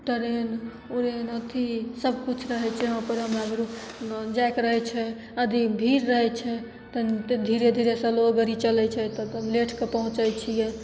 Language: Maithili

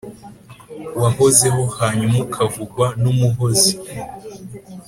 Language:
Kinyarwanda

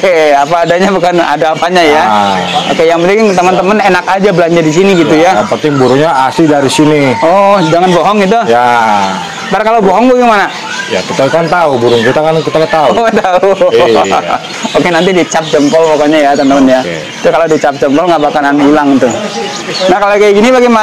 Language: Indonesian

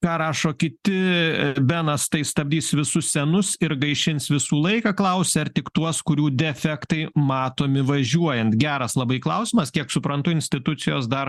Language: Lithuanian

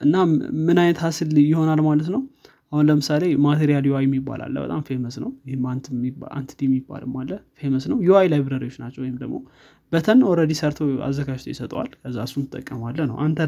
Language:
Amharic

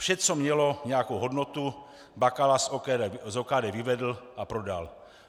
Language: Czech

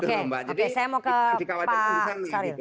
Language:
Indonesian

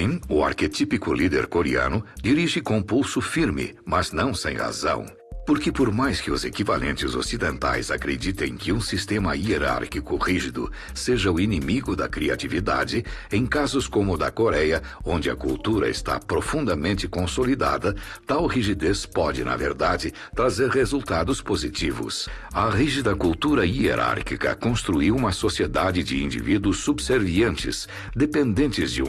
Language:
Portuguese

